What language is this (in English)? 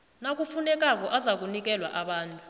South Ndebele